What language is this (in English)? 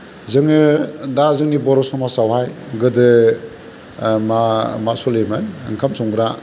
Bodo